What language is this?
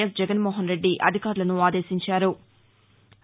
Telugu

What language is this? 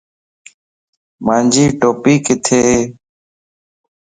Lasi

